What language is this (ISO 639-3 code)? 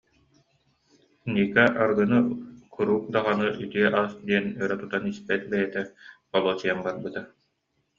sah